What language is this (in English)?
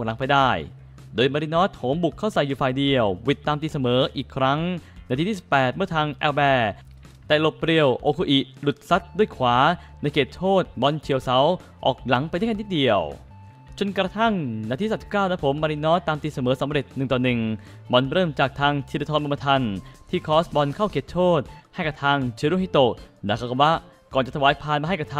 Thai